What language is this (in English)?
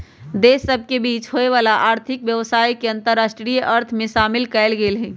Magahi